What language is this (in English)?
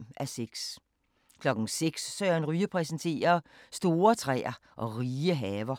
Danish